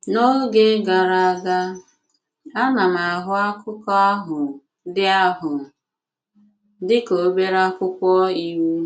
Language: Igbo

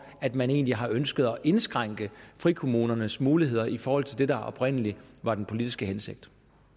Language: Danish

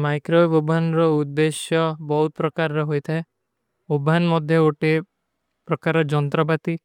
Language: Kui (India)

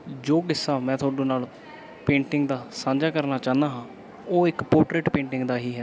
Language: Punjabi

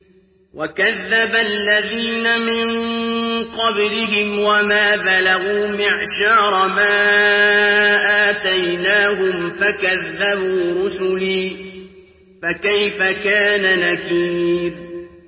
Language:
Arabic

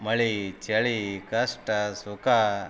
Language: Kannada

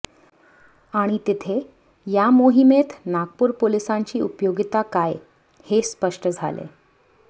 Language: Marathi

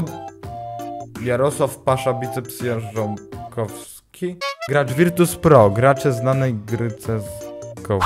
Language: Polish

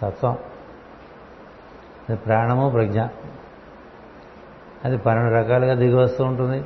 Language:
Telugu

